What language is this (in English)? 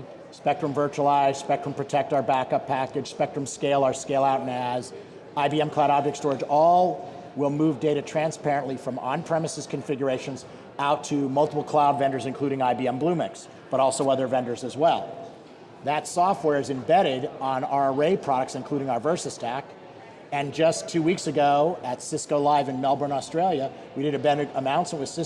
English